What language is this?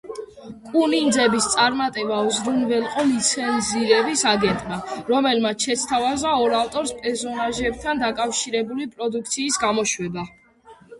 Georgian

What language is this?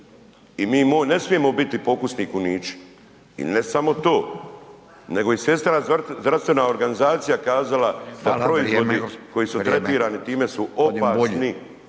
Croatian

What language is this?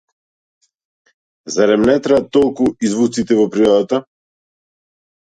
Macedonian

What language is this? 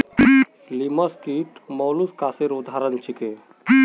Magahi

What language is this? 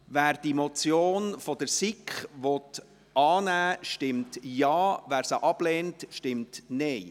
Swiss German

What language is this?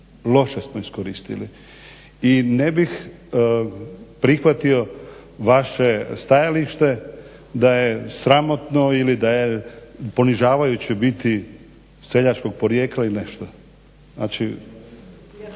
Croatian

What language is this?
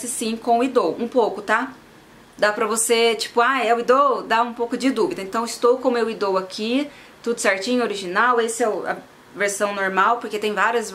Portuguese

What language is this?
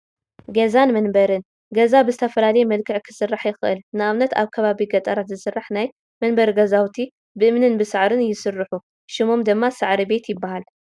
Tigrinya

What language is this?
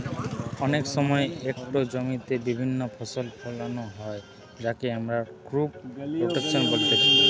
Bangla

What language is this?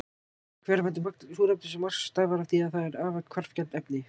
Icelandic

